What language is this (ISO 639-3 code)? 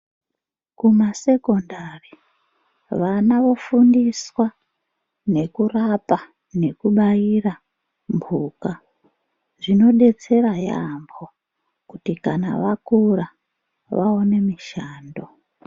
ndc